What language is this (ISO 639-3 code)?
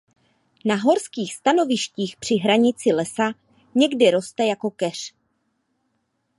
ces